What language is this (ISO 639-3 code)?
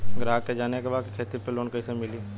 bho